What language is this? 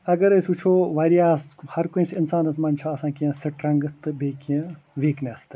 Kashmiri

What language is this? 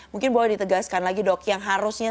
Indonesian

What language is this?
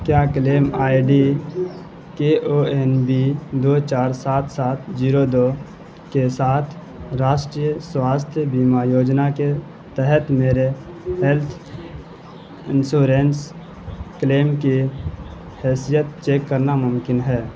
Urdu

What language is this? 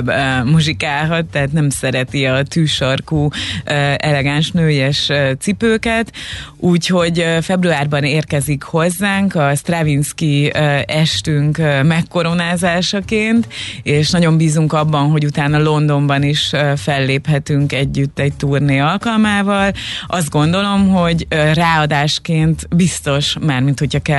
Hungarian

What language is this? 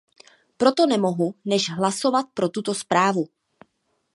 Czech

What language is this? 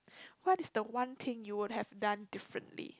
English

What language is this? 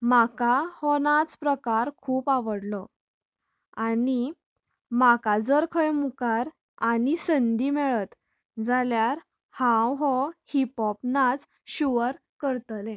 Konkani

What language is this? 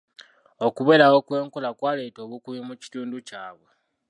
Ganda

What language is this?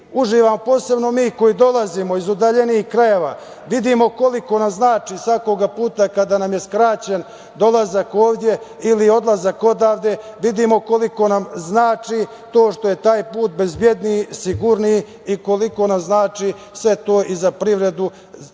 Serbian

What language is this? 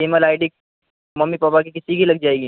Urdu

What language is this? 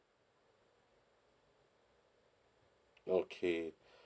English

